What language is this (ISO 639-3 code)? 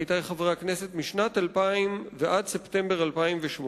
heb